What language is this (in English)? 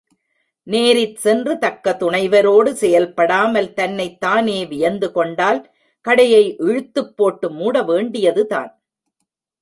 Tamil